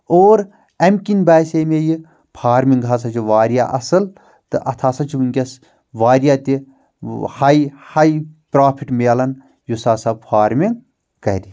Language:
Kashmiri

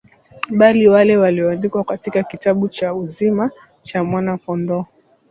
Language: Swahili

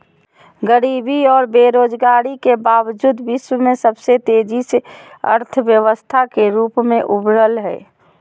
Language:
Magahi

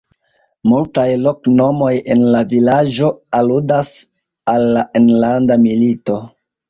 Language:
Esperanto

